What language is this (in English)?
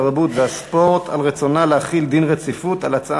Hebrew